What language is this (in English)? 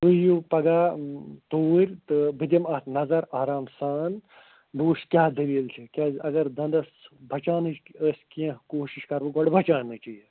Kashmiri